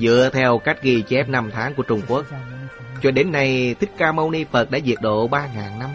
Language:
Vietnamese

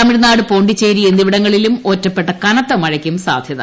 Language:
Malayalam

